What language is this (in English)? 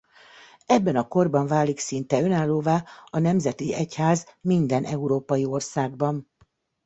Hungarian